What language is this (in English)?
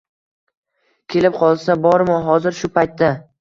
Uzbek